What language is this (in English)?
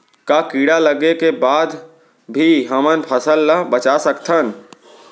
Chhattisgarhi